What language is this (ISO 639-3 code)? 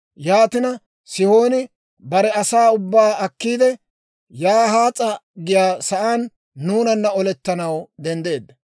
dwr